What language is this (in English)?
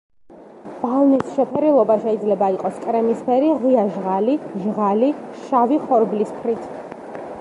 Georgian